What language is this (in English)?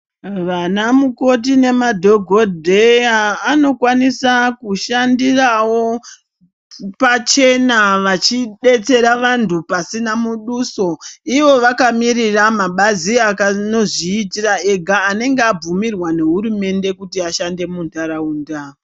Ndau